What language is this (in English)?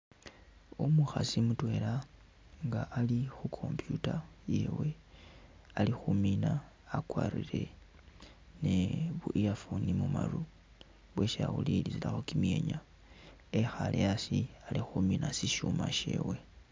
Masaaba